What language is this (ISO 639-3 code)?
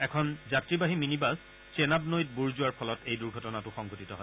asm